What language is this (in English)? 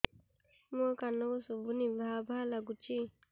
Odia